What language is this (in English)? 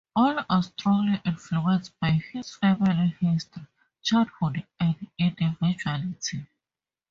English